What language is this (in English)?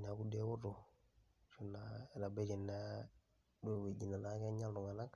Masai